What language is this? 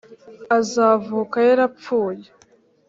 Kinyarwanda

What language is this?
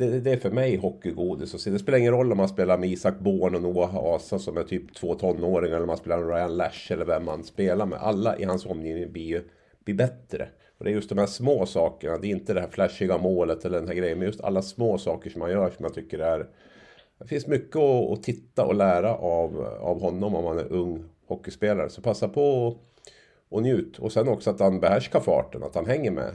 Swedish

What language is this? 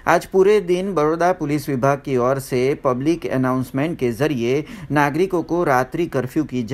Hindi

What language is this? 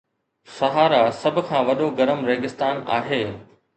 Sindhi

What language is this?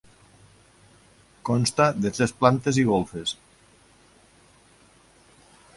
Catalan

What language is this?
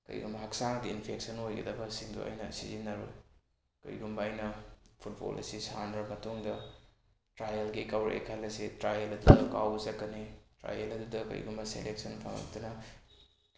Manipuri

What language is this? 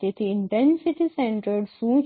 Gujarati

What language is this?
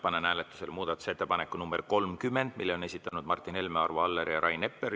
Estonian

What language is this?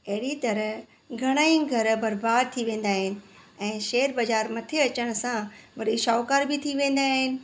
Sindhi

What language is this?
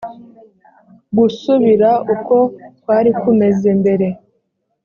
Kinyarwanda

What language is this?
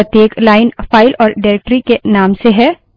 Hindi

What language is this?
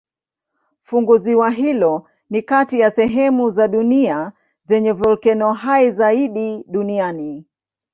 Swahili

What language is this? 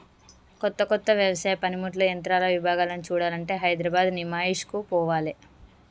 Telugu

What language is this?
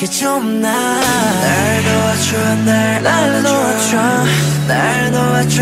Vietnamese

